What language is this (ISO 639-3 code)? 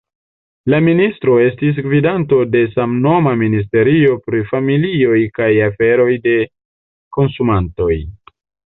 epo